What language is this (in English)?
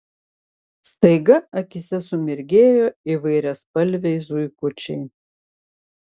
Lithuanian